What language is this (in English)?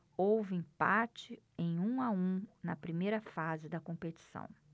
Portuguese